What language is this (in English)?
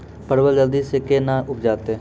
Maithili